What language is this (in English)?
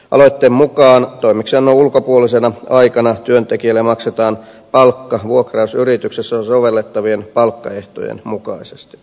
Finnish